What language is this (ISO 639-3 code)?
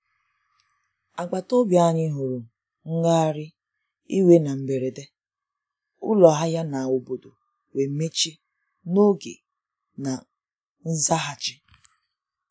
ibo